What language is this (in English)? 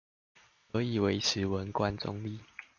Chinese